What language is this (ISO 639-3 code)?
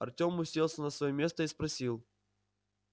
rus